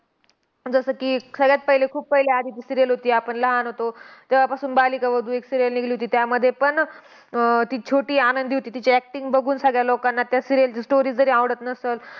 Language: Marathi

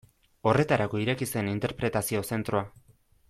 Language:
Basque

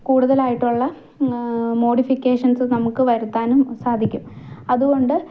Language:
Malayalam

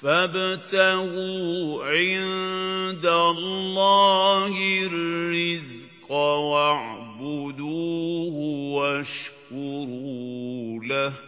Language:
Arabic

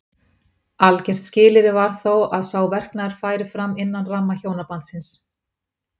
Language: Icelandic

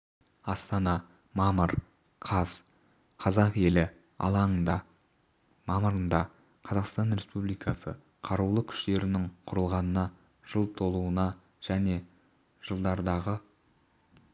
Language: Kazakh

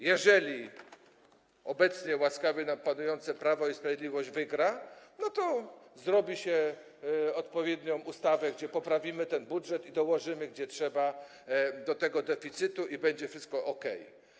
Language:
Polish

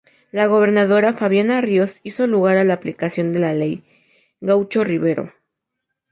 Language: Spanish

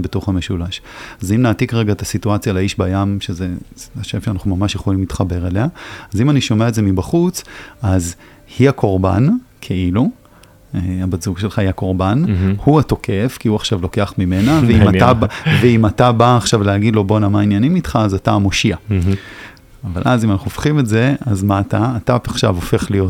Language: Hebrew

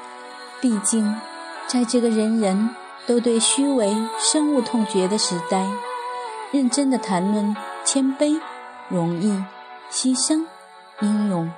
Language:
Chinese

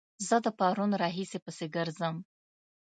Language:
Pashto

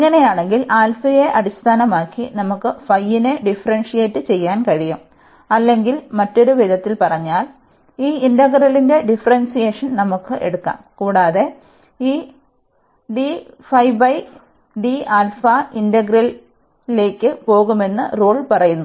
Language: Malayalam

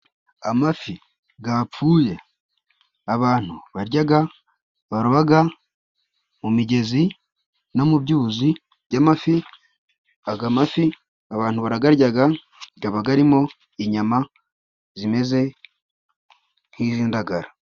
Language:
Kinyarwanda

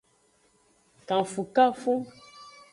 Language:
Aja (Benin)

